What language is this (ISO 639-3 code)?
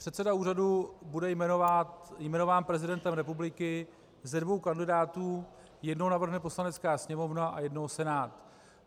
ces